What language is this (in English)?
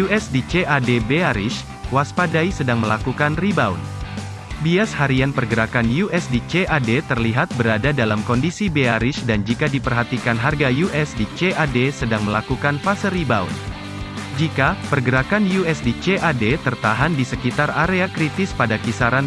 Indonesian